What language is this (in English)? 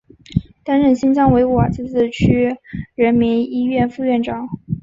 Chinese